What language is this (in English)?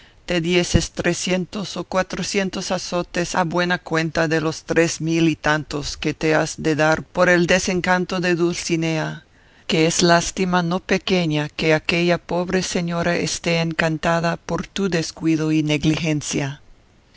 Spanish